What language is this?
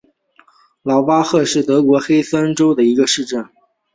Chinese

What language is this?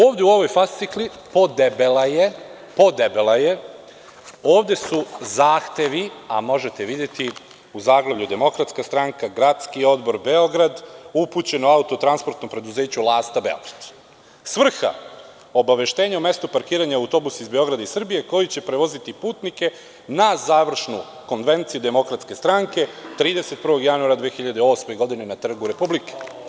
Serbian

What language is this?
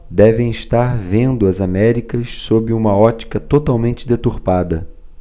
Portuguese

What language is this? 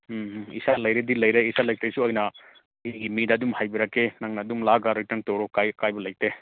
Manipuri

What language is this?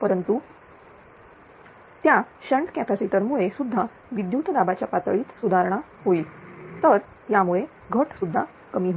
Marathi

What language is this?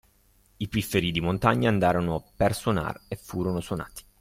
Italian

